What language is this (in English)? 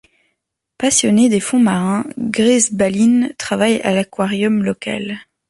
French